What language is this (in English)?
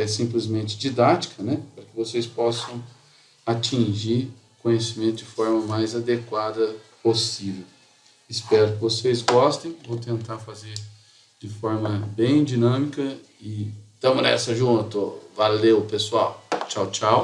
Portuguese